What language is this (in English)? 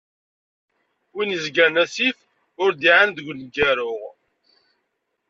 Kabyle